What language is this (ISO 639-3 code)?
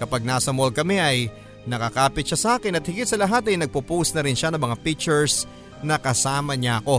fil